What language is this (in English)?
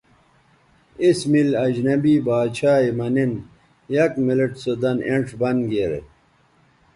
Bateri